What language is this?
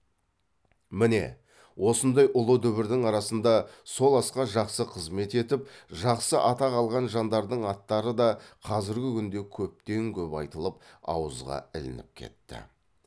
Kazakh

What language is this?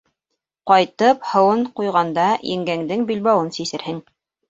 Bashkir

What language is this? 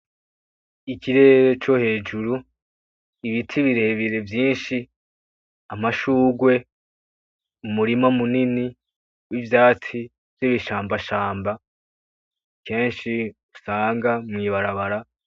Rundi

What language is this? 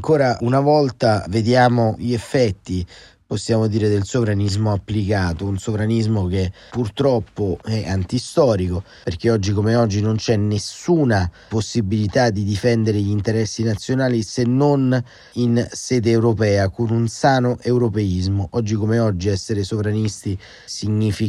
Italian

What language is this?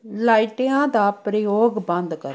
Punjabi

